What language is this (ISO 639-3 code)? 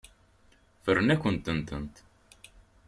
kab